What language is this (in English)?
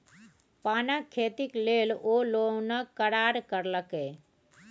Maithili